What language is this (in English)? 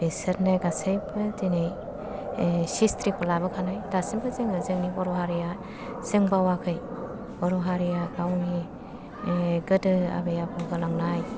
Bodo